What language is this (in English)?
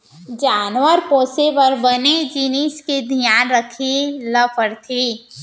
Chhattisgarhi